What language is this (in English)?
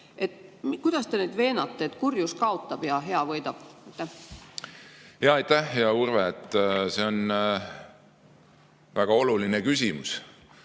Estonian